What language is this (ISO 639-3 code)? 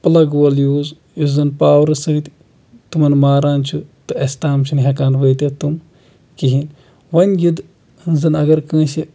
kas